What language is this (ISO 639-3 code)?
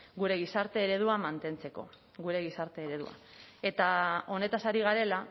eus